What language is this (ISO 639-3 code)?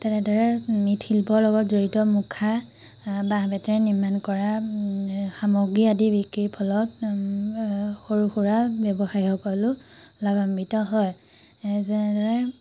asm